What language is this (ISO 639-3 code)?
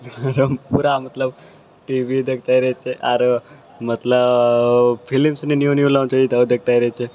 mai